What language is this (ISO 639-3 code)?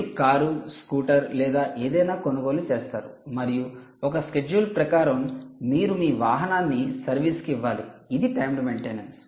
tel